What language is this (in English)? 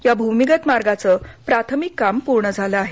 Marathi